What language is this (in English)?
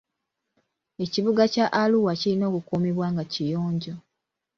Ganda